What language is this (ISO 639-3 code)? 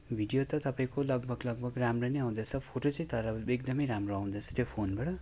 nep